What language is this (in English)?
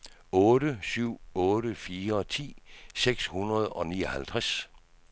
Danish